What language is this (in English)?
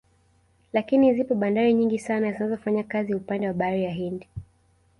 Swahili